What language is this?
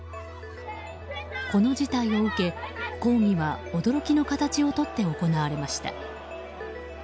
Japanese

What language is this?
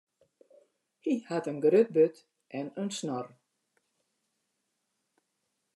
Western Frisian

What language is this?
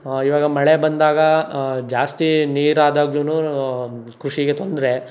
Kannada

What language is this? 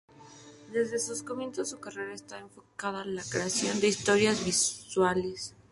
Spanish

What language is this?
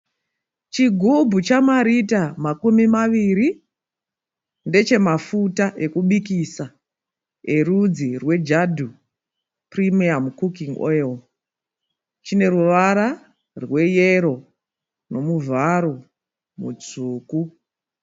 Shona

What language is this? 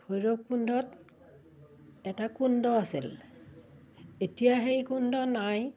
Assamese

